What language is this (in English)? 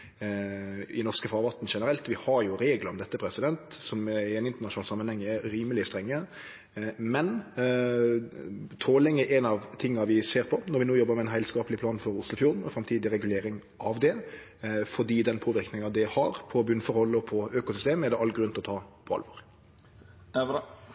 Norwegian Nynorsk